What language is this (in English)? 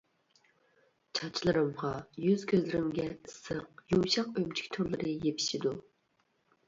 Uyghur